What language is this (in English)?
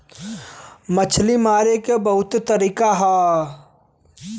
Bhojpuri